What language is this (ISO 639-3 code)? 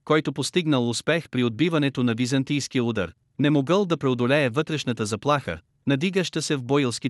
bul